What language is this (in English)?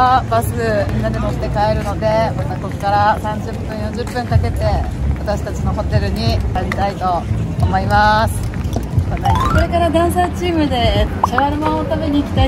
Japanese